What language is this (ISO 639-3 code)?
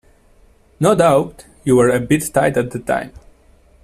eng